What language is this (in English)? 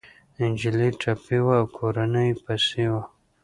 Pashto